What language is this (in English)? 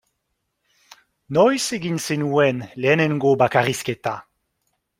Basque